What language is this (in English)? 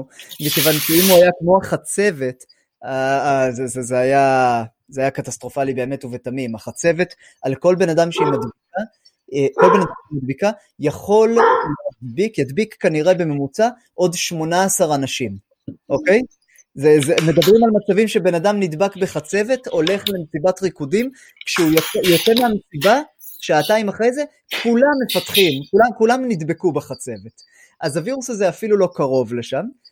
Hebrew